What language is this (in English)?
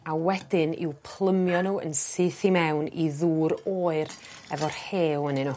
Welsh